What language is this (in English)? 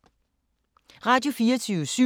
Danish